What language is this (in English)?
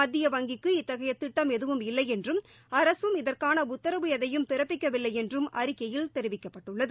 Tamil